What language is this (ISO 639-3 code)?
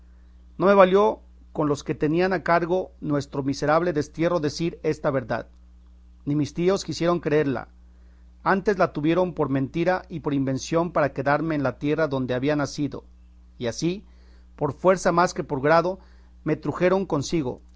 spa